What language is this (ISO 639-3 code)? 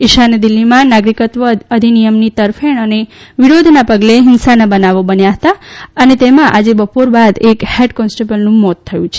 guj